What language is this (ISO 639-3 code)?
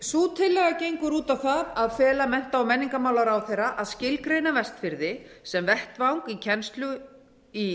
isl